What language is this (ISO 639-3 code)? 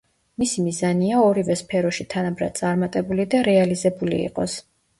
kat